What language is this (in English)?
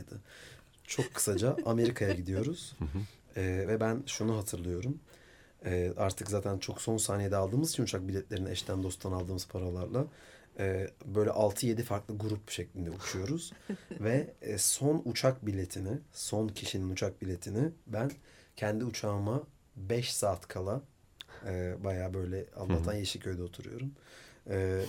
Turkish